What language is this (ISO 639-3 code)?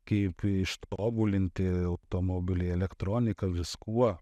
lit